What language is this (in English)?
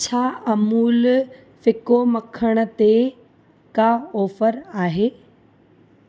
Sindhi